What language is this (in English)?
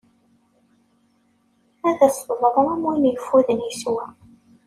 Kabyle